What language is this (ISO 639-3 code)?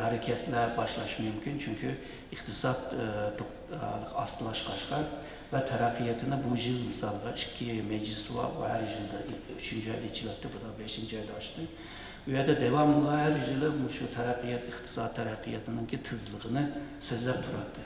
tur